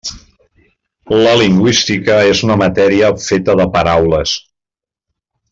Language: Catalan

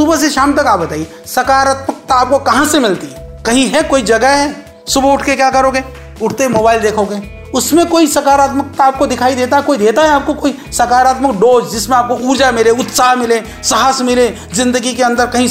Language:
Hindi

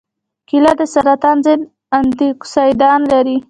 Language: Pashto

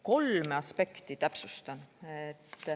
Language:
Estonian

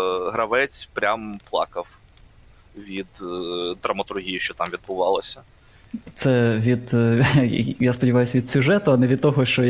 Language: Ukrainian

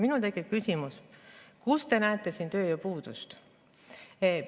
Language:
Estonian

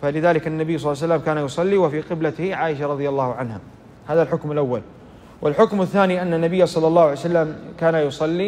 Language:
Arabic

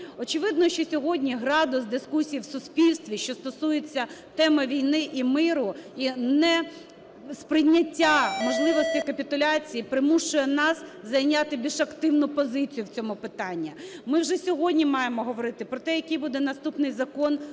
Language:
Ukrainian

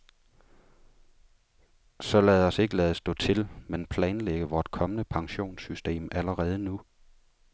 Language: Danish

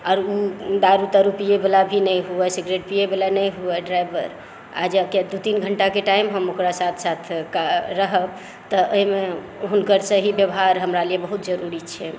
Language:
Maithili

